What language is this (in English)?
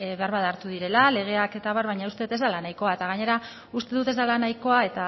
Basque